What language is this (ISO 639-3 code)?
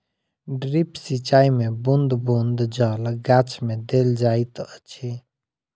mai